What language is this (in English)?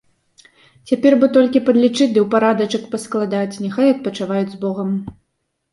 Belarusian